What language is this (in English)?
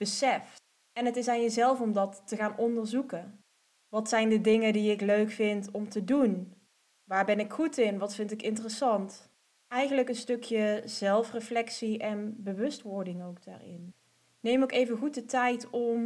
Dutch